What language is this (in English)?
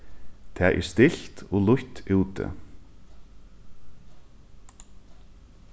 Faroese